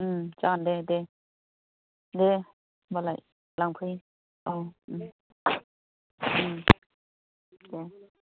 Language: Bodo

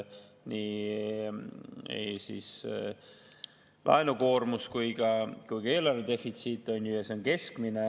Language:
Estonian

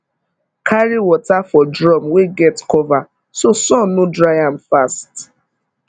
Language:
Nigerian Pidgin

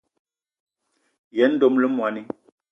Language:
Eton (Cameroon)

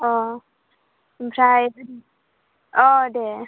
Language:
Bodo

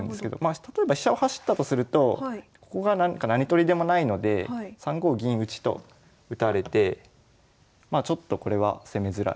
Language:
Japanese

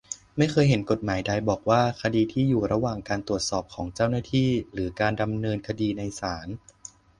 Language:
Thai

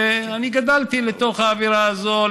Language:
Hebrew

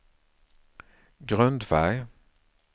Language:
Swedish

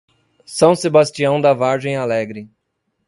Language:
Portuguese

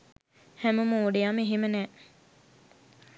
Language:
Sinhala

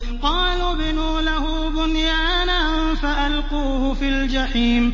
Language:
Arabic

